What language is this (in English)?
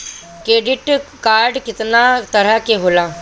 Bhojpuri